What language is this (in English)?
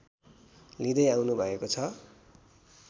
Nepali